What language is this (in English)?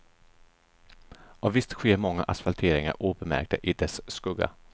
Swedish